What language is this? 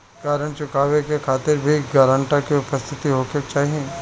Bhojpuri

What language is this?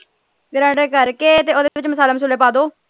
Punjabi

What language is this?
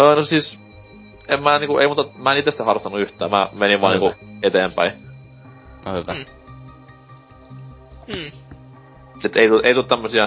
Finnish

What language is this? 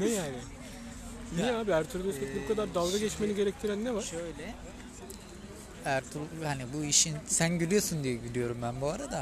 Turkish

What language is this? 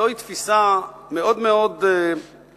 Hebrew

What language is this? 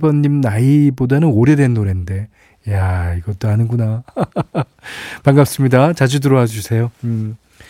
Korean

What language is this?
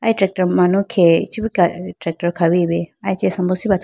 Idu-Mishmi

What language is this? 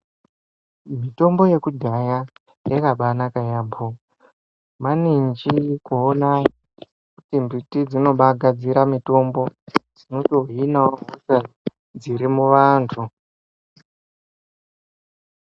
Ndau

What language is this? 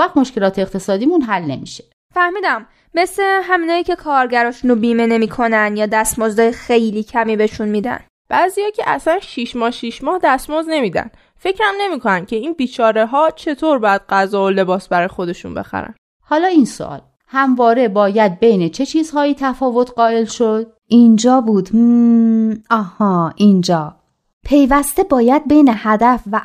Persian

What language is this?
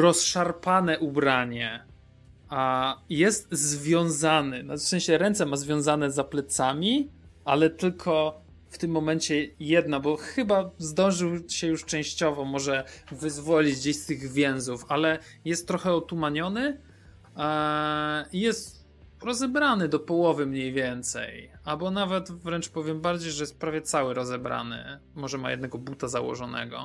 Polish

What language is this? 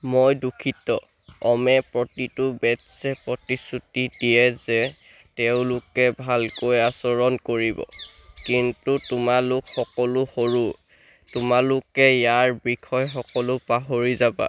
Assamese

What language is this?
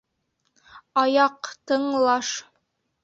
Bashkir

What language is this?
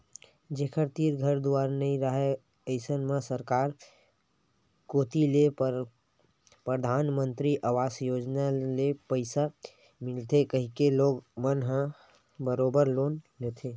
Chhattisgarhi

